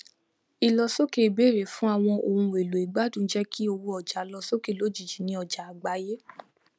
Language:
Yoruba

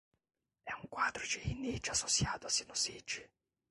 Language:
Portuguese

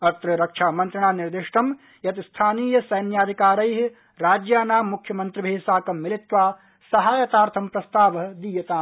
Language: Sanskrit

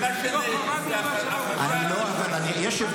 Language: Hebrew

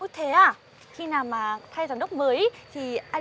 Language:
Vietnamese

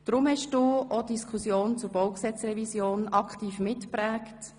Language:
Swiss German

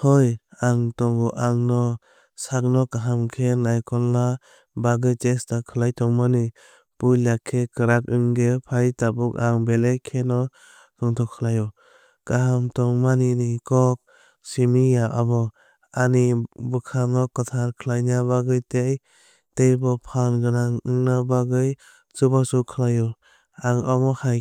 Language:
Kok Borok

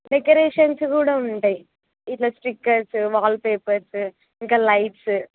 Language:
Telugu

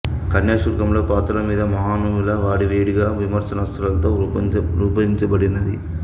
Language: Telugu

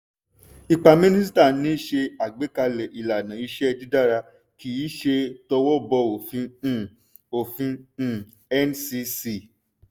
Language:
Yoruba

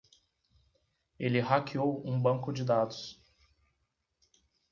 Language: Portuguese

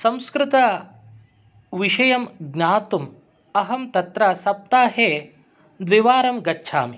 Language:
Sanskrit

